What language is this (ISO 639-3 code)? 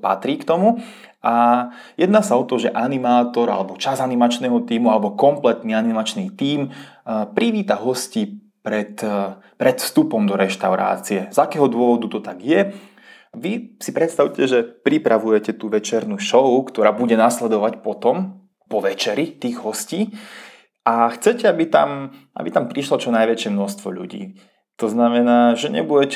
ces